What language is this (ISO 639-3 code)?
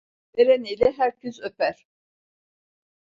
tur